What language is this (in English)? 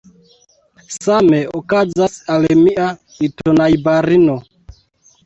Esperanto